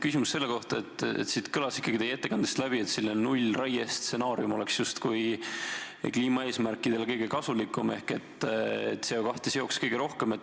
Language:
Estonian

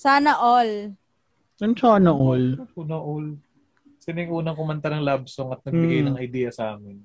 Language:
Filipino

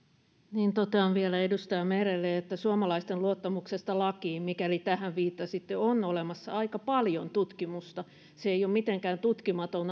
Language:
Finnish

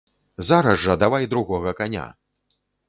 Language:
Belarusian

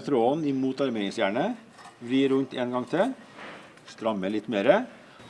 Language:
Norwegian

